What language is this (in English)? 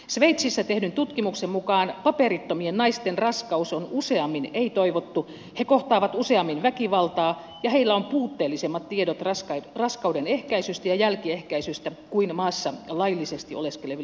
Finnish